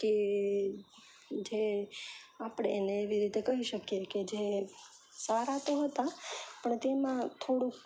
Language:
Gujarati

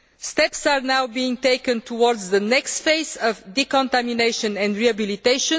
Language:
English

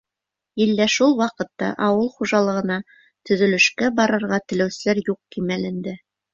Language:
Bashkir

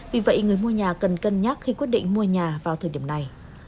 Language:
Vietnamese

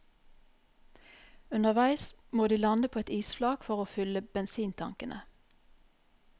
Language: Norwegian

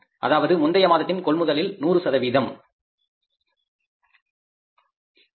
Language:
Tamil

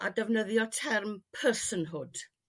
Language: Welsh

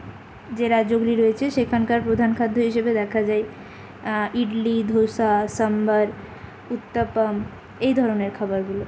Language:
Bangla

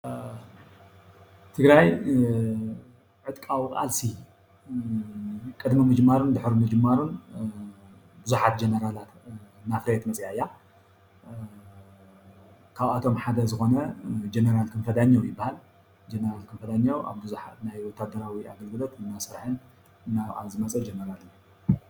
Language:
Tigrinya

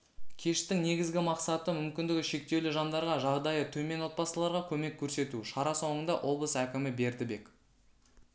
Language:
Kazakh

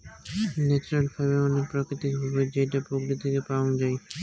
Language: Bangla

